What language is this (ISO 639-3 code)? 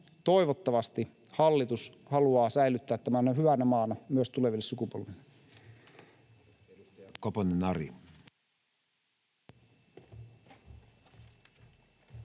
fin